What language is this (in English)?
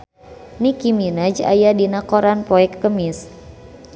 Sundanese